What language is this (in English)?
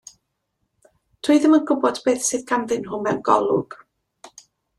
Welsh